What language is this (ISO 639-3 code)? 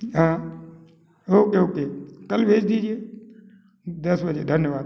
hin